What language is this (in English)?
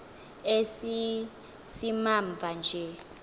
Xhosa